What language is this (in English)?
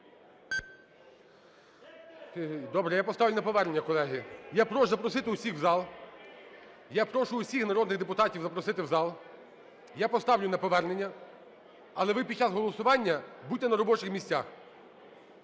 Ukrainian